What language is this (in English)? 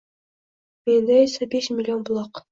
Uzbek